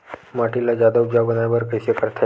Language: Chhattisgarhi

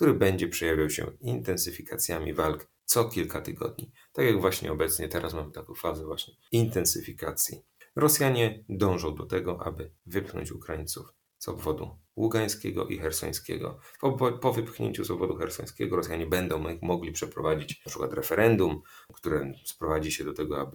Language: Polish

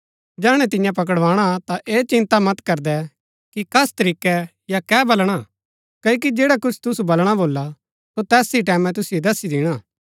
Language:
Gaddi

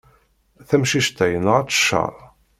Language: Kabyle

